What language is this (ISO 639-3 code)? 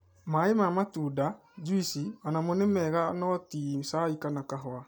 kik